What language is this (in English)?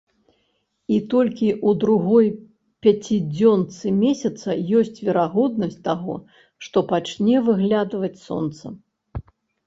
Belarusian